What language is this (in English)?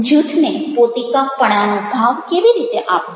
Gujarati